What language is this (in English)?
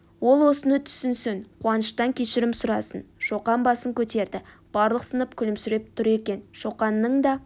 Kazakh